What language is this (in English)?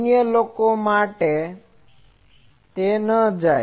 Gujarati